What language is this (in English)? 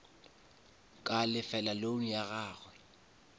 Northern Sotho